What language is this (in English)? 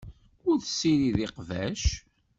Kabyle